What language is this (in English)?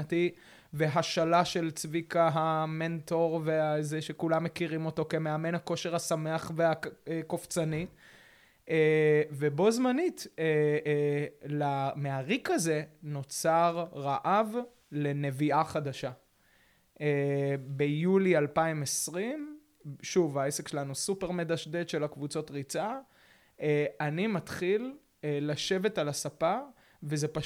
Hebrew